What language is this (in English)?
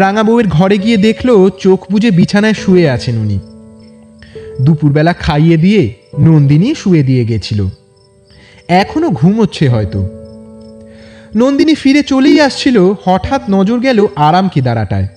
Bangla